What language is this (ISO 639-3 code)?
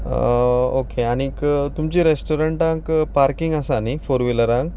kok